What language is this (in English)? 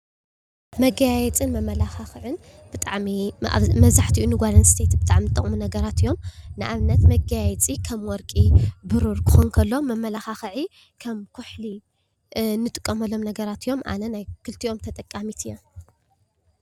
Tigrinya